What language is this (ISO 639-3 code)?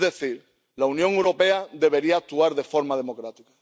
spa